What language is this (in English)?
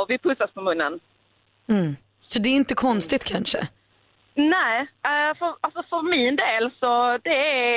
Swedish